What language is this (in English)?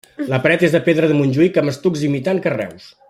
Catalan